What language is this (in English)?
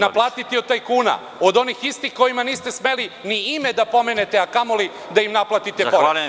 Serbian